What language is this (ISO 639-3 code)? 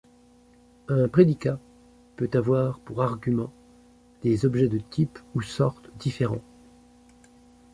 fra